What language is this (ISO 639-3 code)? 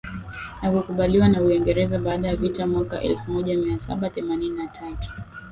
swa